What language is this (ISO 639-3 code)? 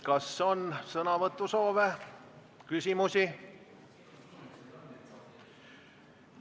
est